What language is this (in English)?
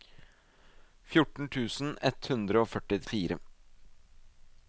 Norwegian